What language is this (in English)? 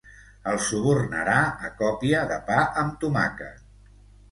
Catalan